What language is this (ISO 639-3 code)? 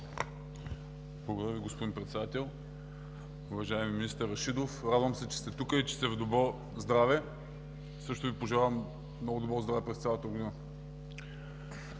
bul